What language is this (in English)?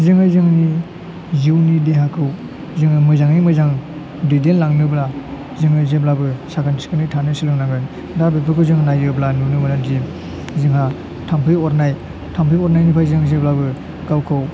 Bodo